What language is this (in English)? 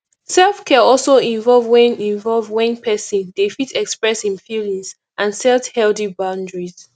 Nigerian Pidgin